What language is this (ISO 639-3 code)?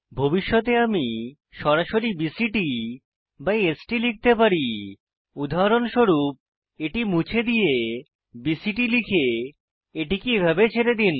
ben